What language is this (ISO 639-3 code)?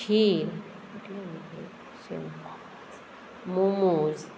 kok